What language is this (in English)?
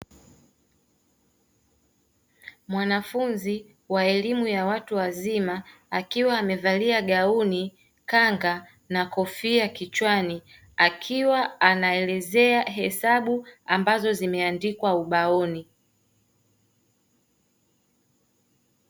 Swahili